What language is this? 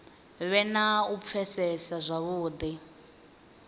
Venda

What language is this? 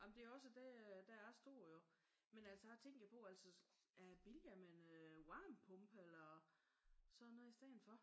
Danish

